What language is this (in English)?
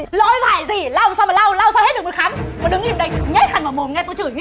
Vietnamese